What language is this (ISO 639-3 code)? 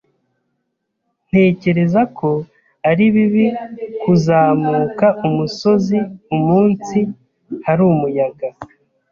kin